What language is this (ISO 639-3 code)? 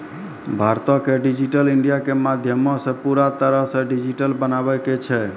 mai